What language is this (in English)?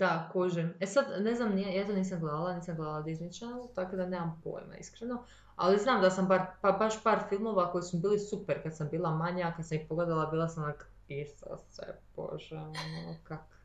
Croatian